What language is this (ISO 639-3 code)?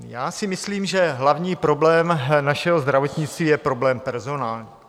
ces